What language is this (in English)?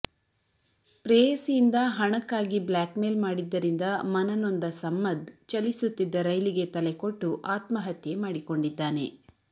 Kannada